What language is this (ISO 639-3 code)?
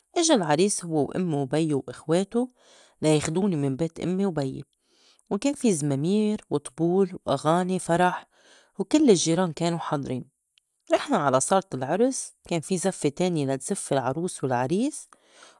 apc